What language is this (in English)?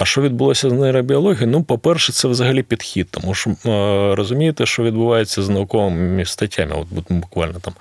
Ukrainian